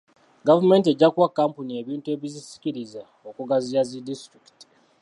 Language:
Ganda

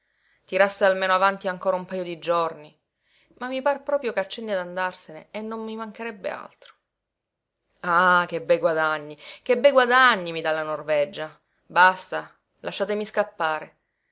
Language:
Italian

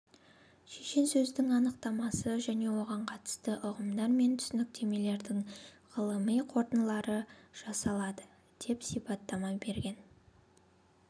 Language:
Kazakh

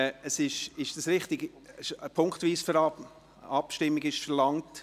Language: Swiss German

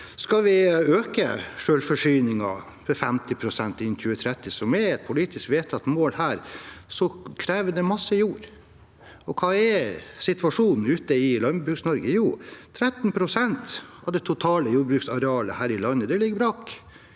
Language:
Norwegian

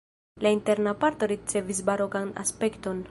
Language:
Esperanto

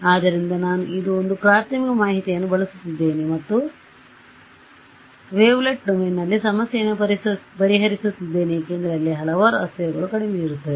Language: Kannada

